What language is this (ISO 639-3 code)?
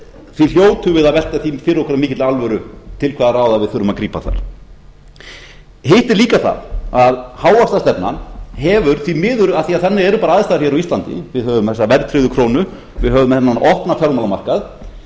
isl